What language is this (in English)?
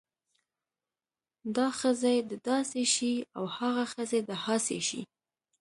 Pashto